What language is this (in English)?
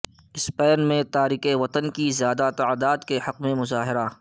Urdu